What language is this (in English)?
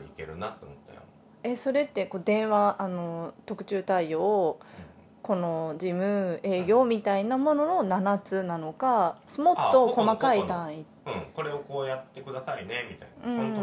Japanese